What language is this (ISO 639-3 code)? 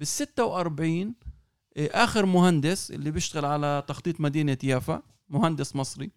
ara